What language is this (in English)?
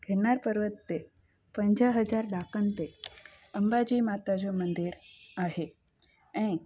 Sindhi